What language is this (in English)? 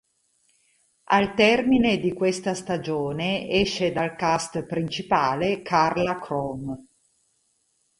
Italian